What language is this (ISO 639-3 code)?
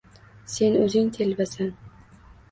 uzb